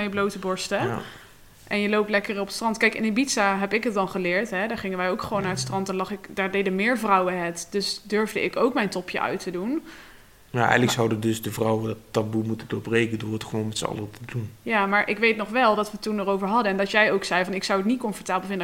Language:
Dutch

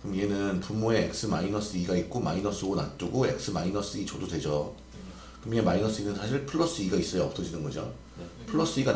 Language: Korean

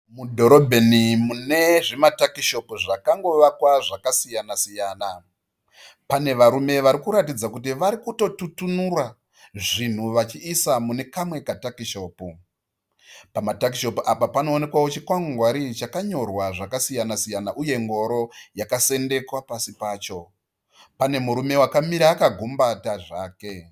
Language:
Shona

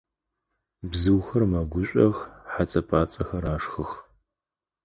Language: Adyghe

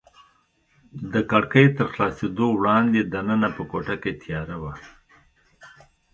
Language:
Pashto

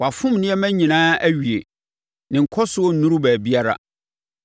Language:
Akan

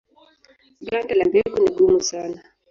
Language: Swahili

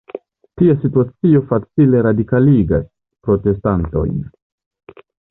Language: Esperanto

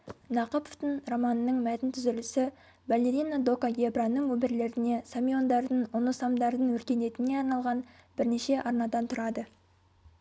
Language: Kazakh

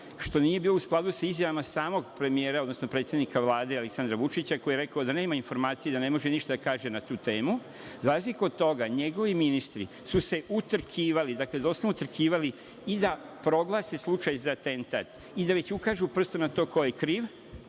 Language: Serbian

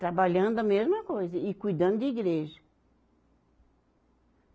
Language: Portuguese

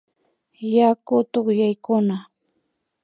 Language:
Imbabura Highland Quichua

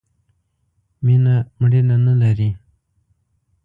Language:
Pashto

